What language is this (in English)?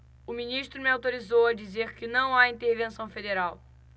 Portuguese